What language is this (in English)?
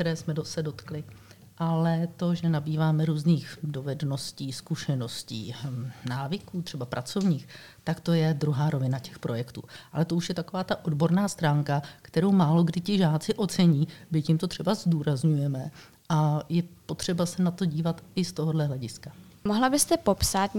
Czech